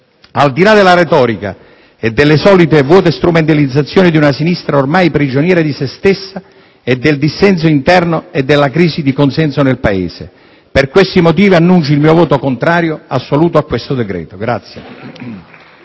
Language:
Italian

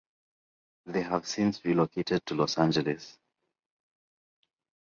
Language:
English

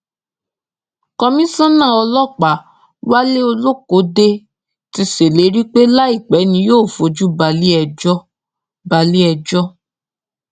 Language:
Yoruba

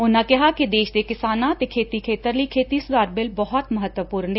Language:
Punjabi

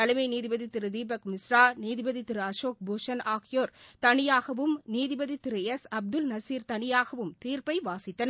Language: Tamil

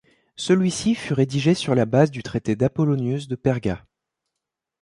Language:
French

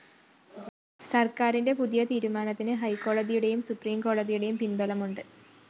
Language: Malayalam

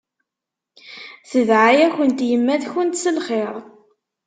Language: Kabyle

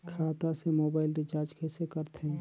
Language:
Chhattisgarhi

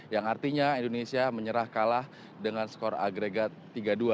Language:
Indonesian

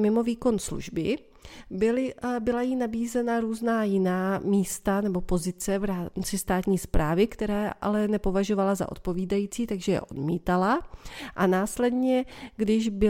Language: Czech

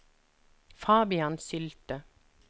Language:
Norwegian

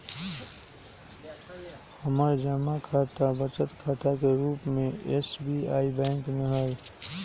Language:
Magahi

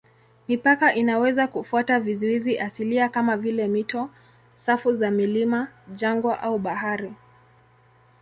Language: Swahili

